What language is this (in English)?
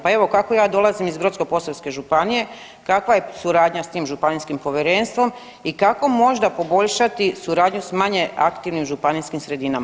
Croatian